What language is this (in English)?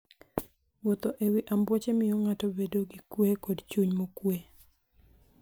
Luo (Kenya and Tanzania)